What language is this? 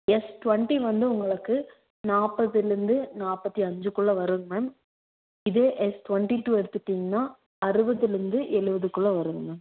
Tamil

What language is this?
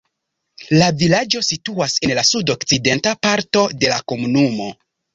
Esperanto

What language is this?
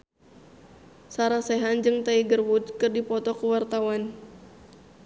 Sundanese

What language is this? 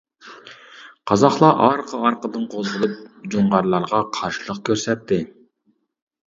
Uyghur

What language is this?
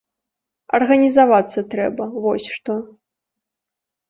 Belarusian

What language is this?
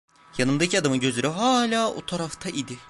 Turkish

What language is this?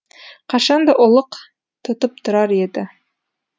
Kazakh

